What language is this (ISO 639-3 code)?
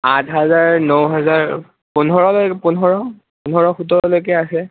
asm